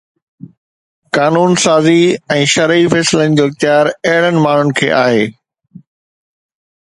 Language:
Sindhi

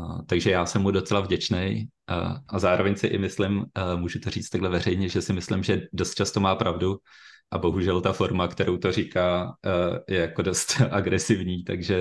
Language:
Czech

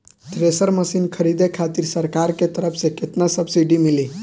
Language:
Bhojpuri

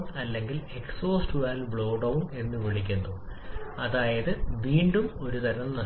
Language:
Malayalam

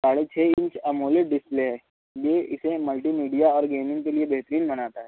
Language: Urdu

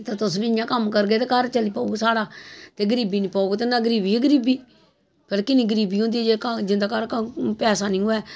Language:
Dogri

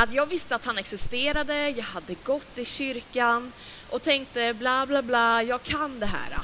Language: Swedish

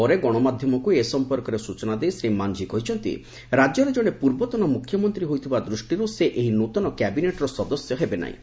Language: Odia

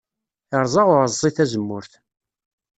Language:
Kabyle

